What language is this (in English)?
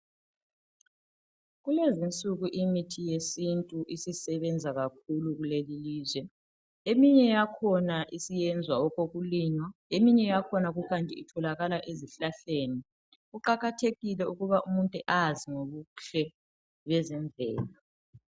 North Ndebele